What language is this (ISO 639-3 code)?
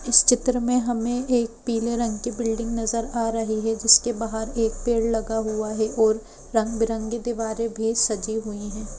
hin